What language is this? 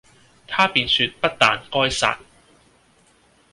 Cantonese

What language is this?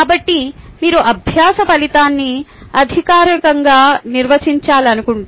Telugu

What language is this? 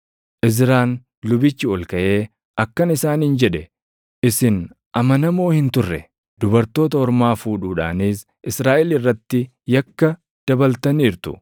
Oromo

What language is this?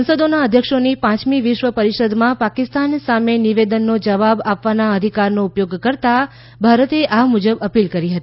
Gujarati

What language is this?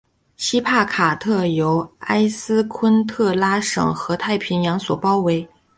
Chinese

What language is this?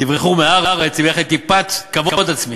Hebrew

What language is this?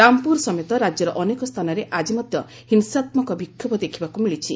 Odia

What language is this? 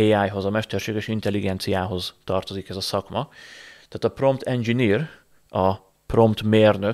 Hungarian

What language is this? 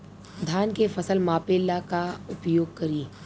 Bhojpuri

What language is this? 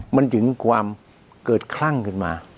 Thai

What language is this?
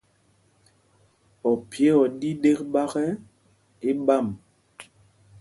Mpumpong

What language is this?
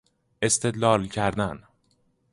Persian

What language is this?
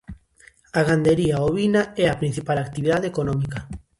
Galician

